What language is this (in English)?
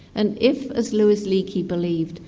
English